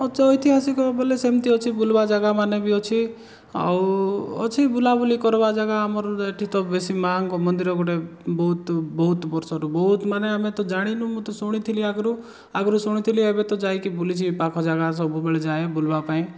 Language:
Odia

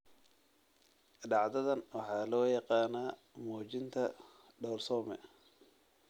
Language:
Somali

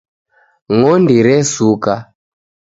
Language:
Taita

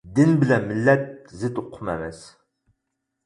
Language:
Uyghur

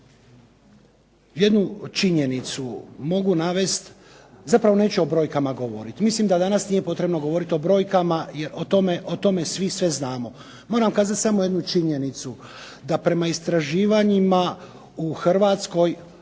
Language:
Croatian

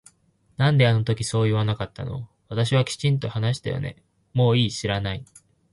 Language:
Japanese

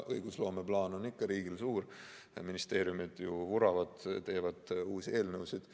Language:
Estonian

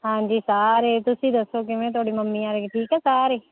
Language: Punjabi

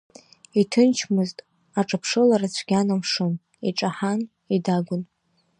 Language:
Abkhazian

